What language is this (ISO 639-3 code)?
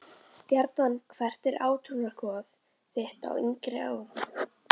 isl